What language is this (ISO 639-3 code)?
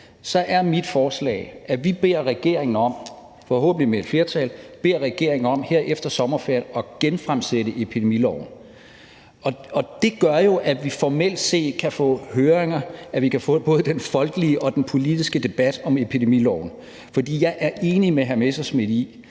dan